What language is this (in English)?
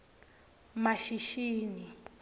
Swati